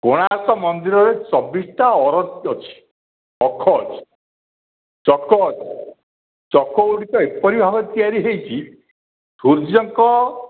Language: Odia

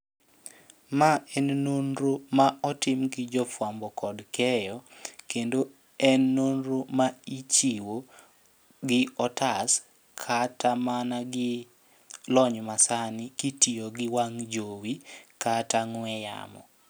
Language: Luo (Kenya and Tanzania)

